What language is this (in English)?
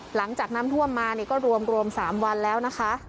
Thai